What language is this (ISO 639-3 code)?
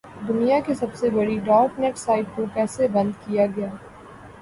urd